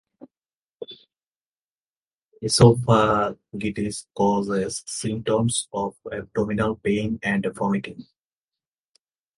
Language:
English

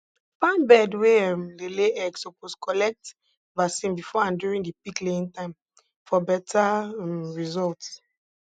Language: Nigerian Pidgin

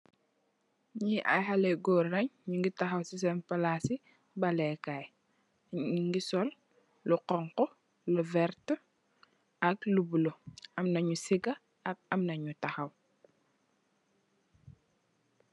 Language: Wolof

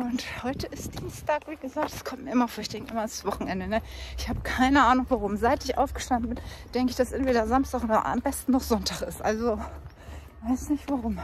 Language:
German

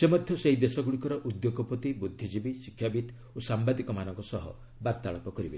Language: Odia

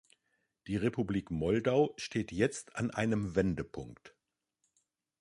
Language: German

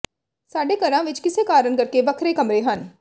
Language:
Punjabi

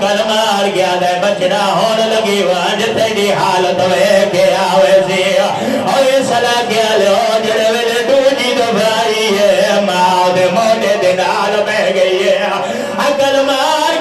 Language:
Arabic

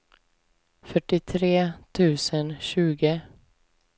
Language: Swedish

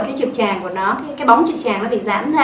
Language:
Vietnamese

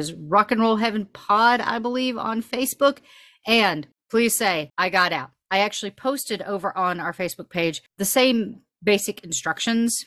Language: English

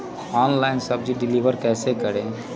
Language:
Magahi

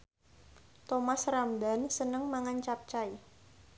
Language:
Javanese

